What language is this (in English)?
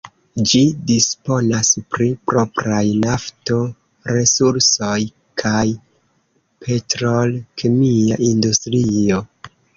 Esperanto